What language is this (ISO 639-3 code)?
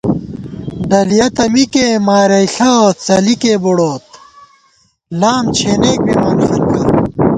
gwt